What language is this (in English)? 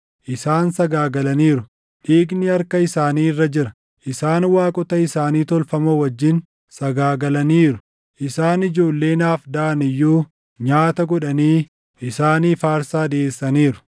Oromo